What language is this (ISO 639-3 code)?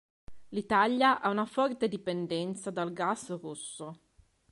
ita